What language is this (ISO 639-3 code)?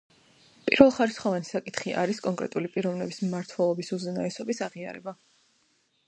kat